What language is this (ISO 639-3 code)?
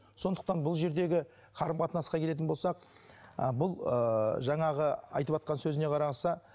kaz